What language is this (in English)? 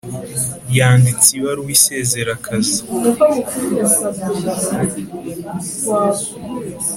Kinyarwanda